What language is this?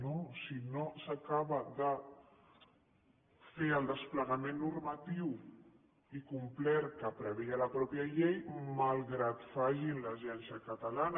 Catalan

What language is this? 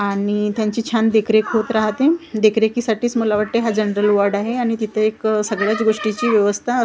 Marathi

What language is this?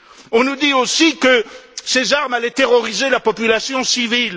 French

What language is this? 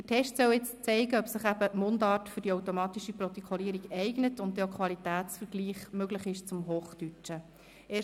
Swiss German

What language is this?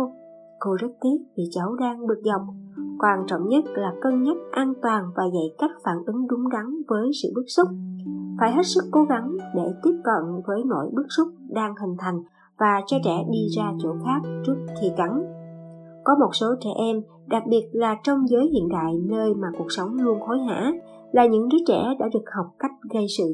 Vietnamese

